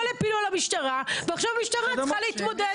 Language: Hebrew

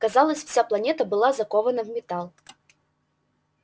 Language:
Russian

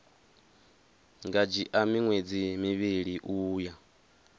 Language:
Venda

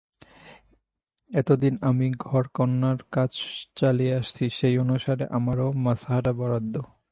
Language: Bangla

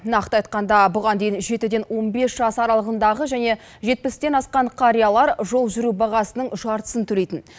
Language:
Kazakh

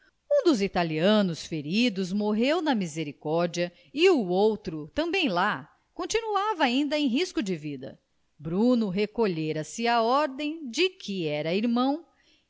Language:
Portuguese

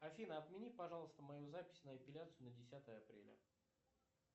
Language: Russian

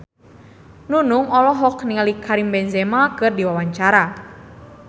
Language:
Sundanese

